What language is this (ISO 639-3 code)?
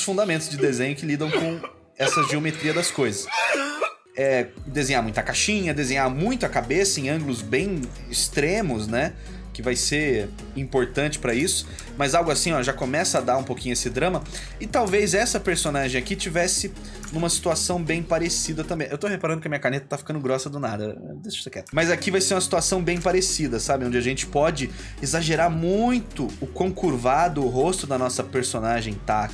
por